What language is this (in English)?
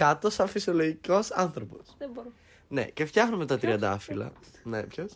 Greek